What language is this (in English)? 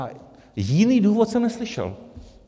Czech